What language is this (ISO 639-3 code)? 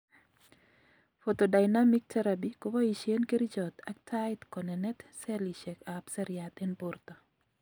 kln